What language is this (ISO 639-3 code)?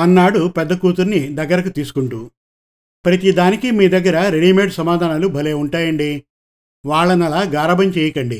tel